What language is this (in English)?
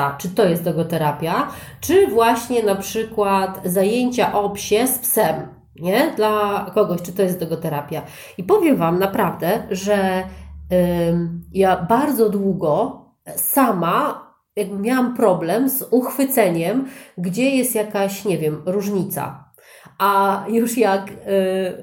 Polish